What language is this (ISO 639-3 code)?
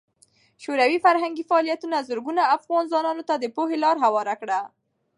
pus